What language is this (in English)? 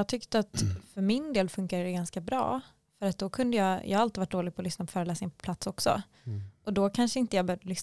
Swedish